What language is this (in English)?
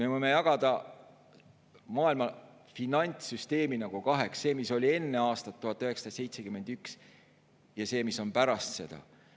Estonian